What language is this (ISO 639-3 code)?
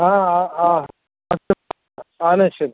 san